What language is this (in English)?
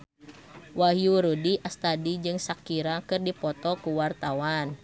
Sundanese